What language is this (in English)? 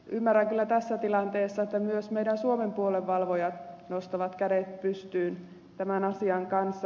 Finnish